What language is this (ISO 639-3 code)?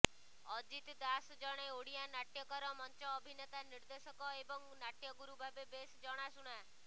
ori